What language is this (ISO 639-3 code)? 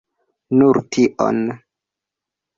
epo